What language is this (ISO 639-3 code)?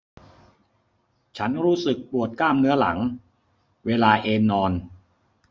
tha